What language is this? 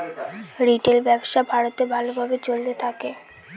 Bangla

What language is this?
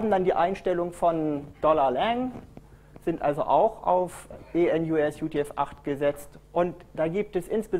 German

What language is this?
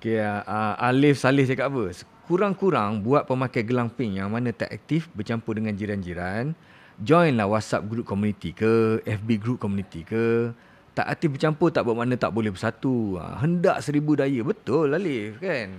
Malay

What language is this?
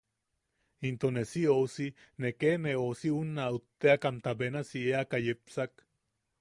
Yaqui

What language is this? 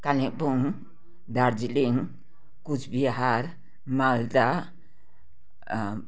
Nepali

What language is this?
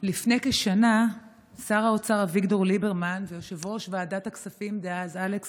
Hebrew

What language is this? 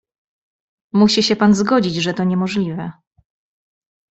Polish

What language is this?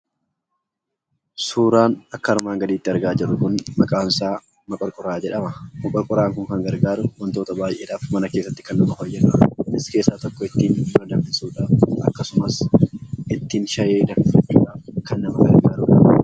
Oromo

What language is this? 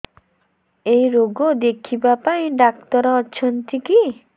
Odia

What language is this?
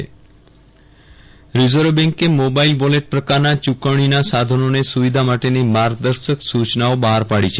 Gujarati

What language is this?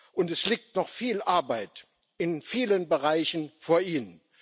German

